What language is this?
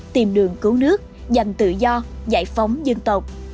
Vietnamese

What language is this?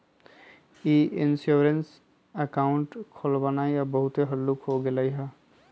Magahi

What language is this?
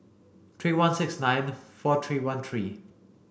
English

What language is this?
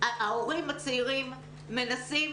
Hebrew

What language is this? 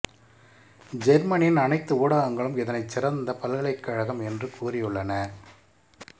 Tamil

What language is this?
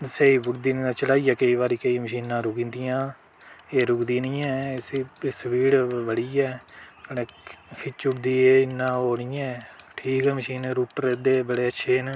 Dogri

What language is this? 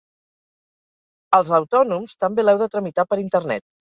Catalan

